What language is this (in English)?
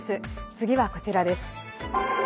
Japanese